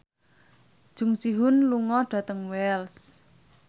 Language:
Javanese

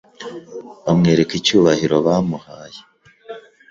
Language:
Kinyarwanda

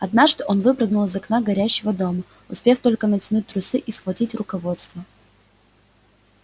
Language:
Russian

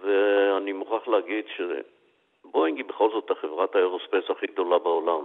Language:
Hebrew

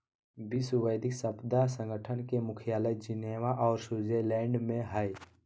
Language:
Magahi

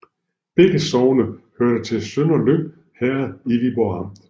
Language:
Danish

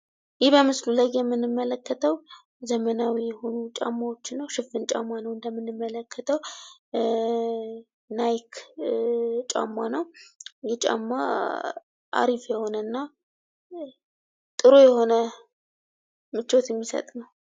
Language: Amharic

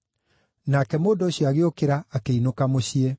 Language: Kikuyu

